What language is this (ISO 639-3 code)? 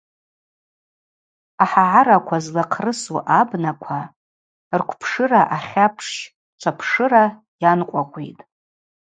abq